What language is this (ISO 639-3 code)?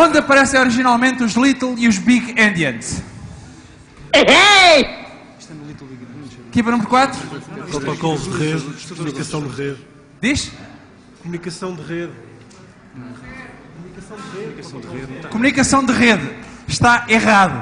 por